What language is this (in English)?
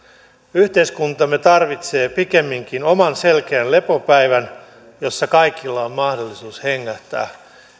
Finnish